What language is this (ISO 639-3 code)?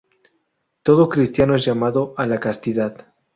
spa